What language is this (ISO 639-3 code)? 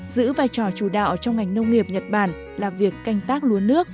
vie